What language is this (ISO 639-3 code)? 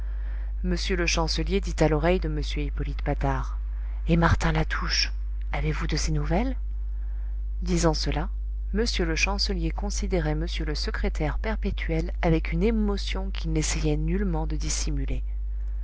fra